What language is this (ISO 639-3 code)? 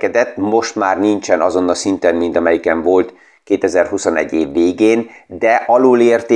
hun